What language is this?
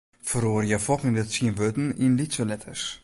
Western Frisian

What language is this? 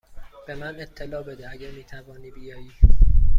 Persian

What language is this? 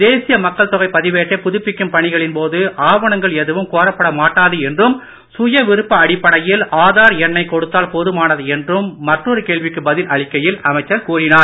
Tamil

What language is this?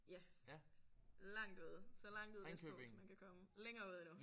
Danish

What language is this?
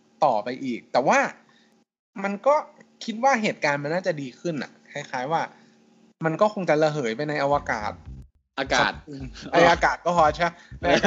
Thai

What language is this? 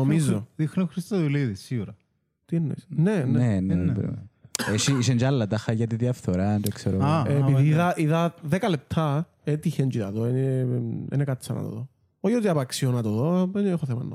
Greek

